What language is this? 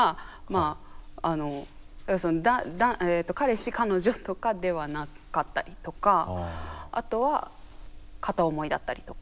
Japanese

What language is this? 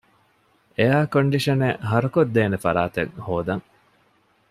Divehi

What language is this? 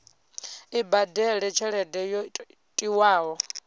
Venda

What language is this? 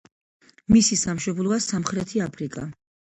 Georgian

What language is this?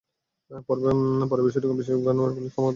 Bangla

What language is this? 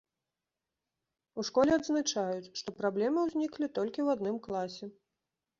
Belarusian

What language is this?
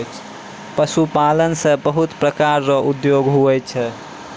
Maithili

